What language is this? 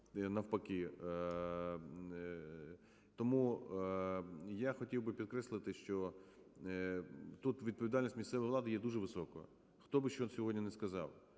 Ukrainian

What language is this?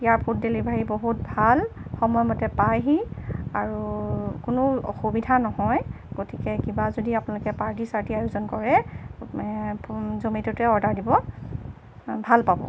Assamese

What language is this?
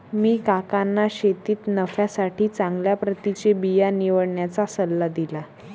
Marathi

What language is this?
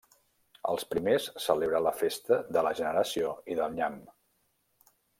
Catalan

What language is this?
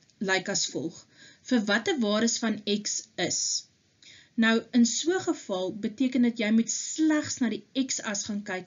Dutch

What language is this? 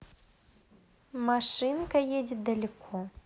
Russian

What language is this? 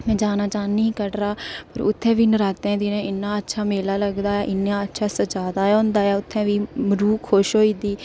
Dogri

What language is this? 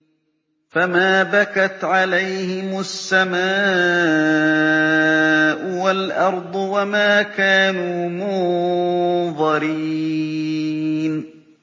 Arabic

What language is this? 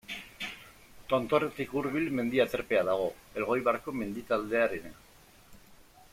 Basque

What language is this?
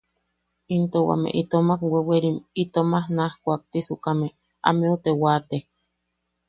Yaqui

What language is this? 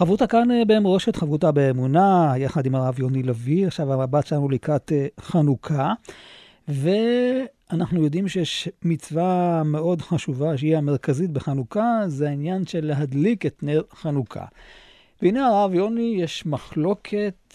Hebrew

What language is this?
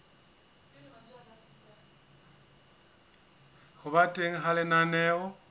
Southern Sotho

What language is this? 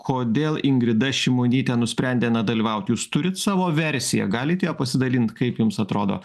Lithuanian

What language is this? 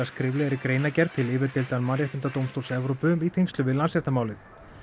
Icelandic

